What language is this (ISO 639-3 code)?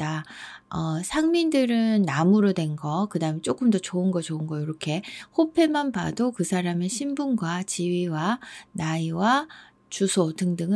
kor